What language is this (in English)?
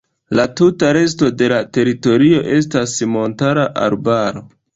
Esperanto